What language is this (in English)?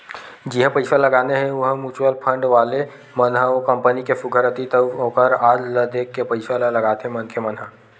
Chhattisgarhi